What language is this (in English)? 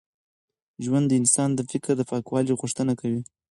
Pashto